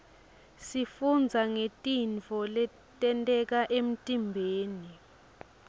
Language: Swati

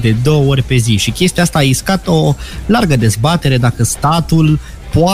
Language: Romanian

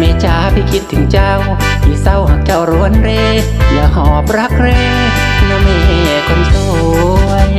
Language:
Thai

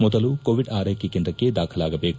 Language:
Kannada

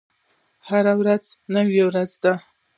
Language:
Pashto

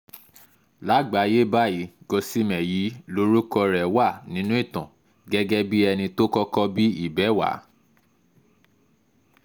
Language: Yoruba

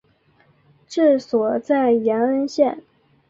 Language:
Chinese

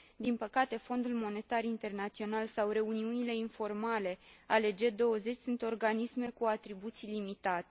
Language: Romanian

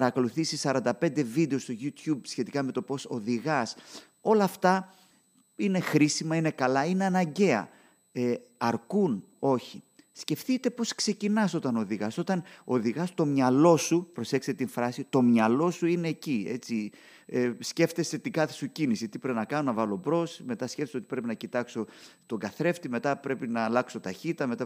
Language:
Greek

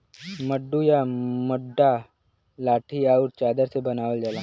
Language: Bhojpuri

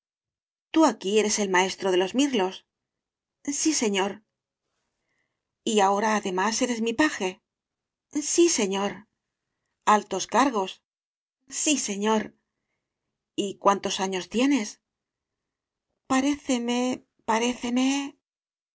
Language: Spanish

